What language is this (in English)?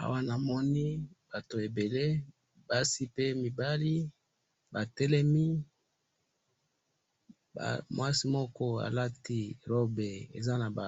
Lingala